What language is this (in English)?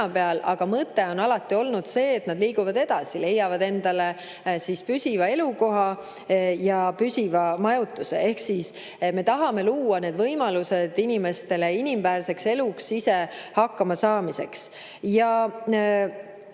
Estonian